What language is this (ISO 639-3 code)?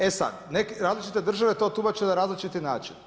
hrv